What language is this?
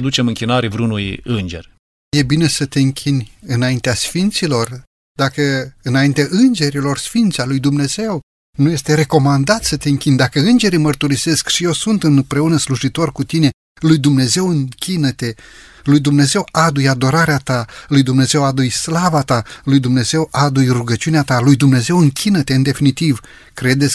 Romanian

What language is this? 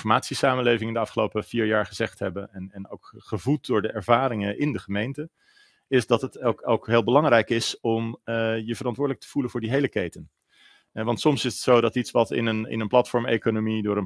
Dutch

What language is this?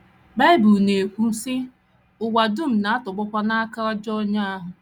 Igbo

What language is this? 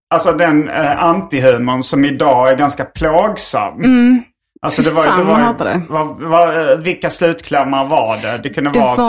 Swedish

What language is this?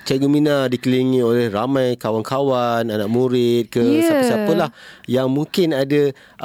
Malay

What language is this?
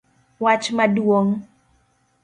Luo (Kenya and Tanzania)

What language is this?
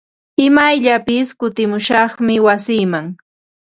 Ambo-Pasco Quechua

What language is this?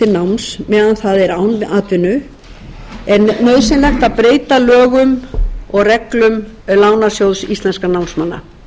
Icelandic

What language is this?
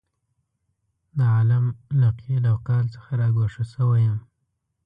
Pashto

